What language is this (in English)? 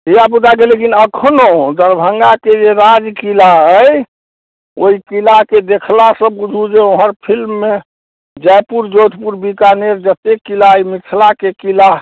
Maithili